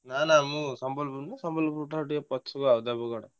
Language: Odia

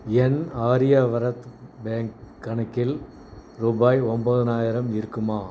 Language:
Tamil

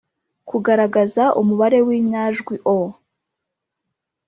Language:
Kinyarwanda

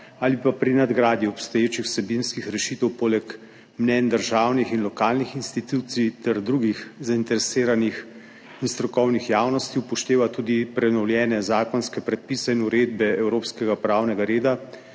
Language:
Slovenian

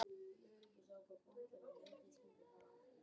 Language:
Icelandic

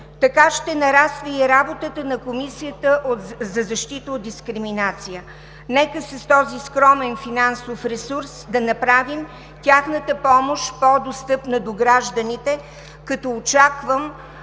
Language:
Bulgarian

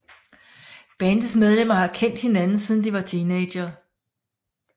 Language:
Danish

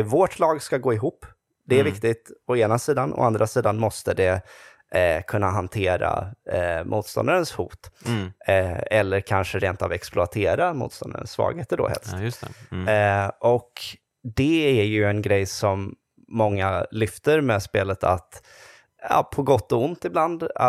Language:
Swedish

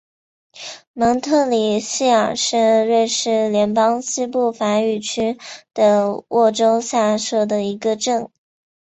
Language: Chinese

